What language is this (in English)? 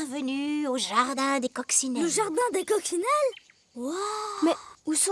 French